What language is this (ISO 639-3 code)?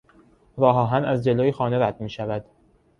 fas